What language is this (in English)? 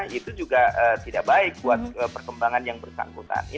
Indonesian